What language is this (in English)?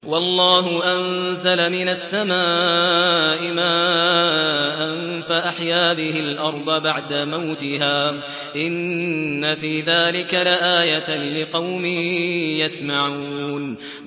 Arabic